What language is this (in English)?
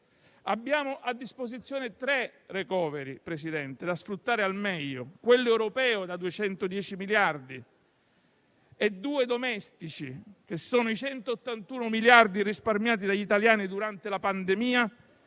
Italian